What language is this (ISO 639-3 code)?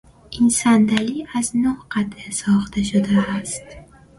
fas